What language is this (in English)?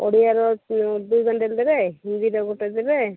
Odia